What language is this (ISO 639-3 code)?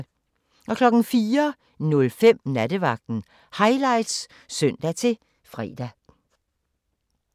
dan